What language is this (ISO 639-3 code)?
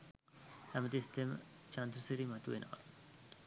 sin